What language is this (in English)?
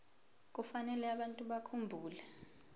Zulu